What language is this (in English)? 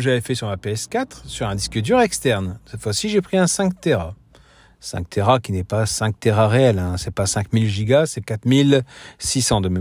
French